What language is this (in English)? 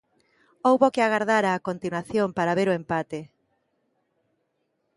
Galician